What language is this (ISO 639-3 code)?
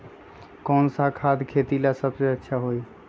mag